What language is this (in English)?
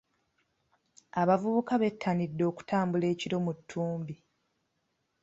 Ganda